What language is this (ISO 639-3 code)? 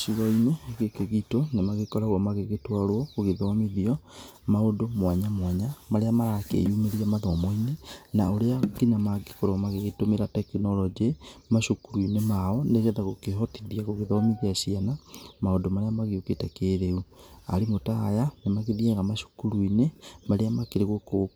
kik